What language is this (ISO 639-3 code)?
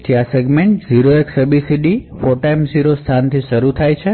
guj